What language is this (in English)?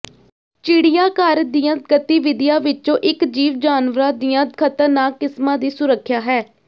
Punjabi